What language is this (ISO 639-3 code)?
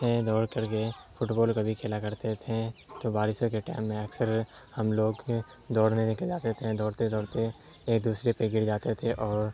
urd